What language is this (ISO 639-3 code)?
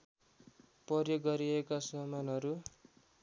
nep